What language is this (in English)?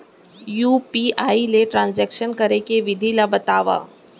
Chhattisgarhi